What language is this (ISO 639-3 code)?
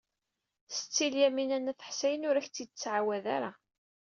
kab